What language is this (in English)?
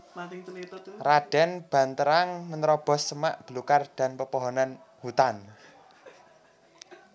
Javanese